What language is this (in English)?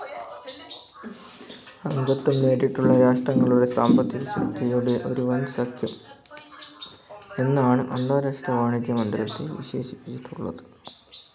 Malayalam